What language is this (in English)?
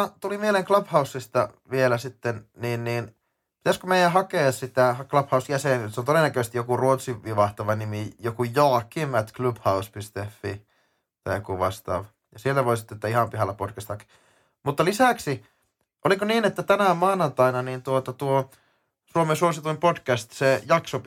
Finnish